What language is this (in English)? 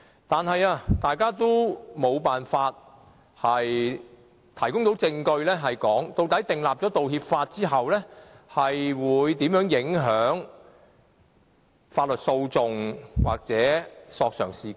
Cantonese